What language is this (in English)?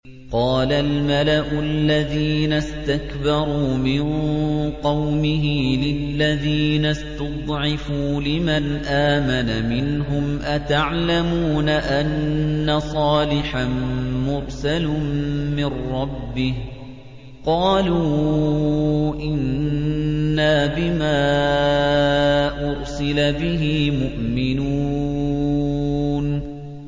Arabic